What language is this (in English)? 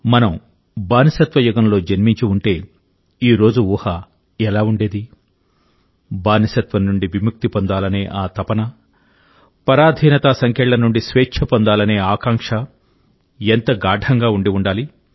Telugu